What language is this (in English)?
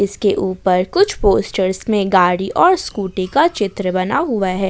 Hindi